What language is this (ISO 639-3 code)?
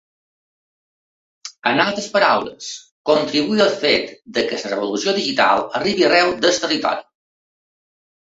cat